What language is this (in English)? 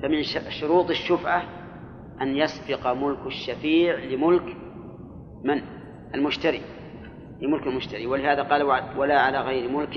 Arabic